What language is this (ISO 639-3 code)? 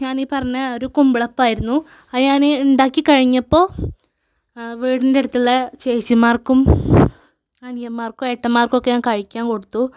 mal